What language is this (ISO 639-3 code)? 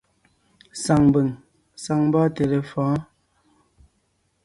nnh